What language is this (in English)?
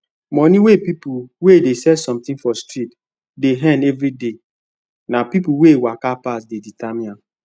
Nigerian Pidgin